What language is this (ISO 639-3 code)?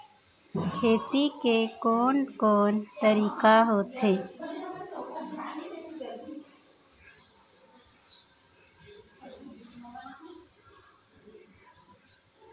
hne